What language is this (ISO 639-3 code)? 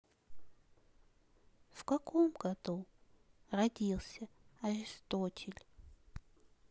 rus